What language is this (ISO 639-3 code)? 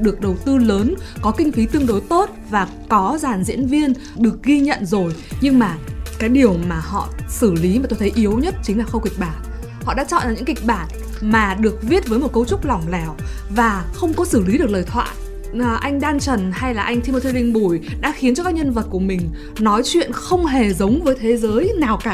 vie